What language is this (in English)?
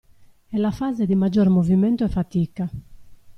Italian